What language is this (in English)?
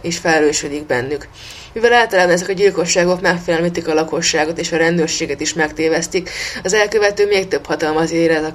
Hungarian